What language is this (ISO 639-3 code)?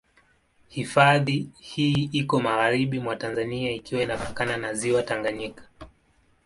swa